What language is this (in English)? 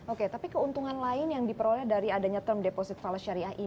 Indonesian